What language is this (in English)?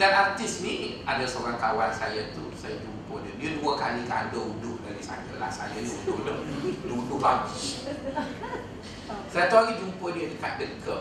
Malay